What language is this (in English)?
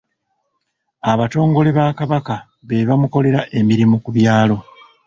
Ganda